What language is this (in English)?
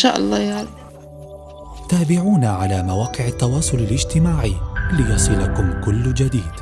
Arabic